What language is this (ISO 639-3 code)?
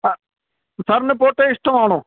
mal